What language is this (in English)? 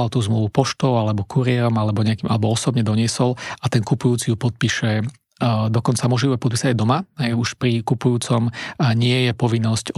Slovak